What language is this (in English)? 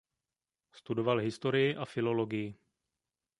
Czech